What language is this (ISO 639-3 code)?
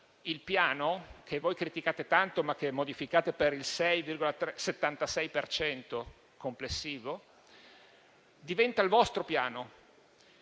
ita